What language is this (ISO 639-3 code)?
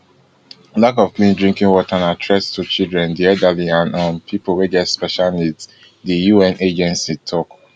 pcm